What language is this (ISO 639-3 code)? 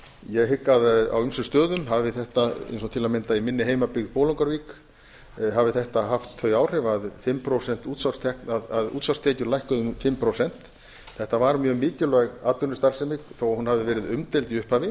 isl